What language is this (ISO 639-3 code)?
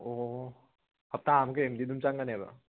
mni